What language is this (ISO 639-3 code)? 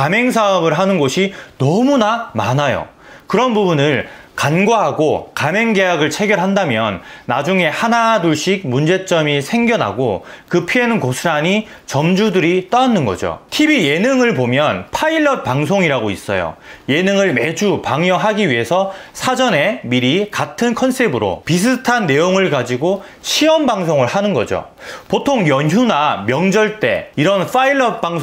kor